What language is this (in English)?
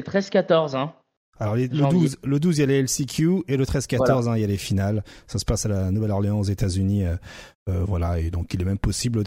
French